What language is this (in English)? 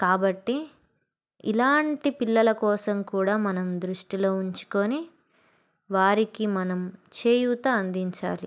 Telugu